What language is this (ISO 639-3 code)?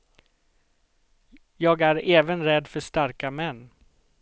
swe